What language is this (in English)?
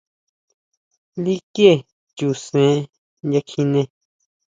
Huautla Mazatec